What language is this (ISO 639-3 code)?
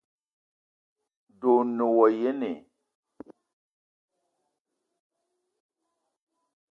eto